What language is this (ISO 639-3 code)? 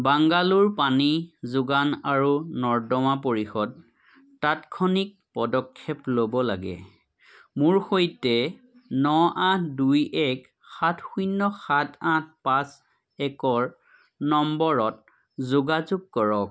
asm